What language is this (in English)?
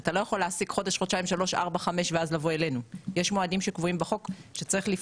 Hebrew